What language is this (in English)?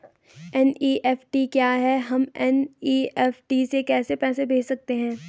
Hindi